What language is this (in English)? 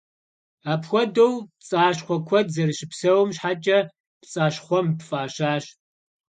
Kabardian